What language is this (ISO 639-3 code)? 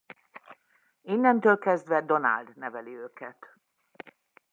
hun